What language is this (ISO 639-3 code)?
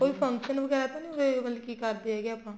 pan